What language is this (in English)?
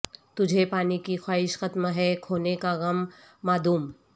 Urdu